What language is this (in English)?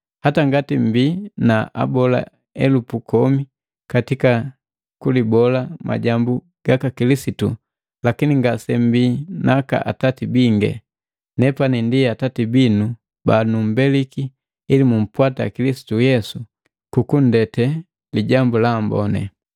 Matengo